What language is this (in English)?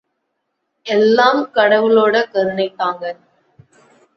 Tamil